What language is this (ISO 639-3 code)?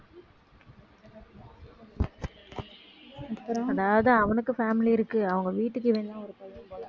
tam